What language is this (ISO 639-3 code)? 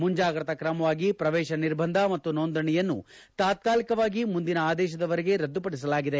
kan